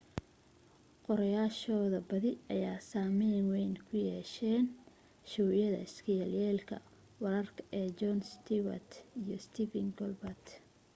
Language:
Somali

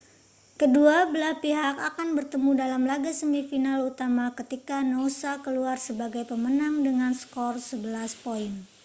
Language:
Indonesian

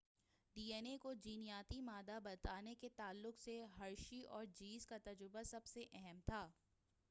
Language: Urdu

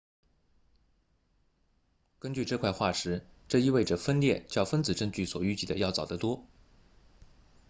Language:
Chinese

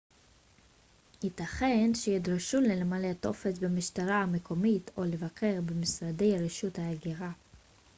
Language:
Hebrew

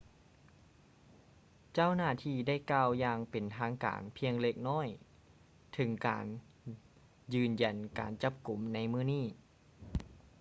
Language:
Lao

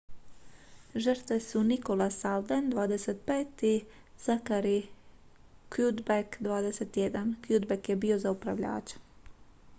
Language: Croatian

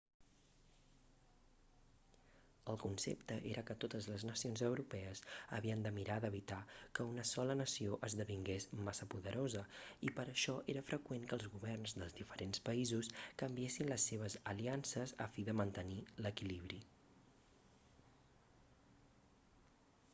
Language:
Catalan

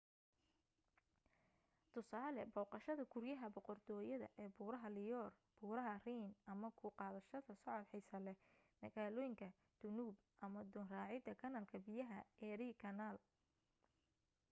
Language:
Somali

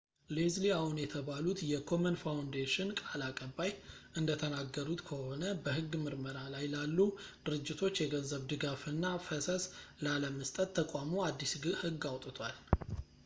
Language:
Amharic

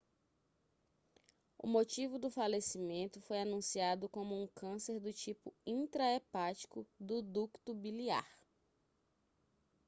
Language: Portuguese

